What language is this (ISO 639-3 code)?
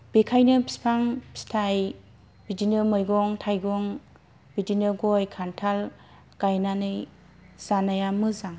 brx